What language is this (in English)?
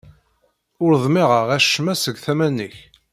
Kabyle